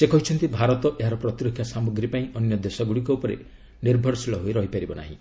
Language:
Odia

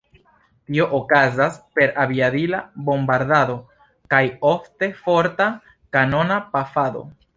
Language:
Esperanto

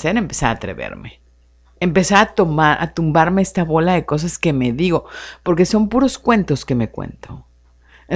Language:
Spanish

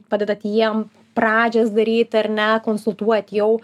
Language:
Lithuanian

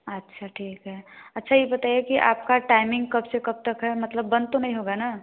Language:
Hindi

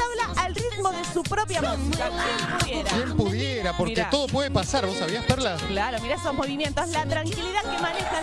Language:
Spanish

